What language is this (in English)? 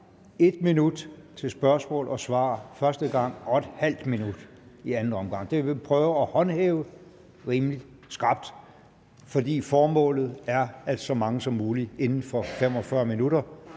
Danish